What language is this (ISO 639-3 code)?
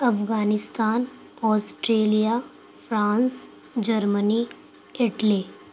urd